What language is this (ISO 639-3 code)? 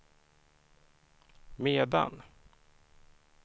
swe